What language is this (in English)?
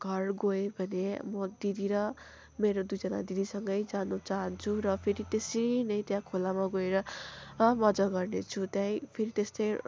Nepali